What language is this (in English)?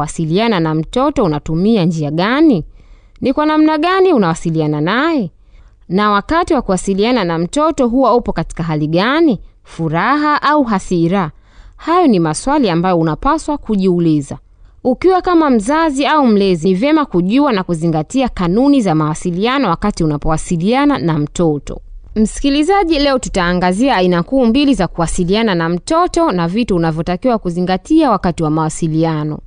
Swahili